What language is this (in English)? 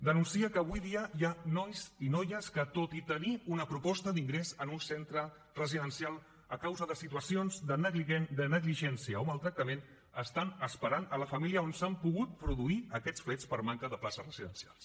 Catalan